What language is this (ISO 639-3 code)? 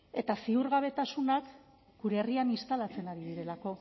eus